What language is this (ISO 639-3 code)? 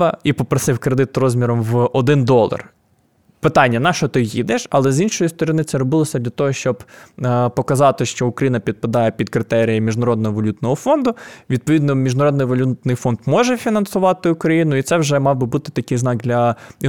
ukr